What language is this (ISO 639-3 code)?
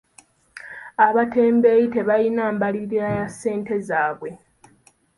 lug